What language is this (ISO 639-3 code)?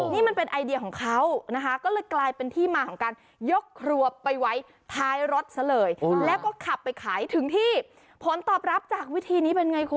tha